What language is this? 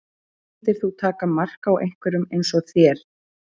Icelandic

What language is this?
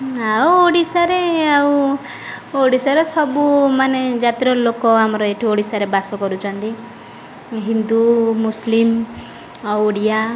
Odia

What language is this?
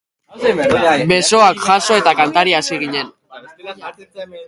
Basque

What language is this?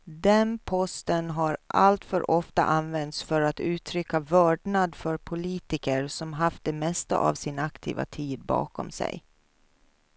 Swedish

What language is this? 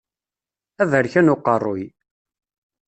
Kabyle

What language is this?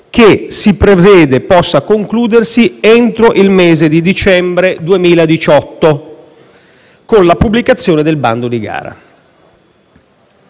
Italian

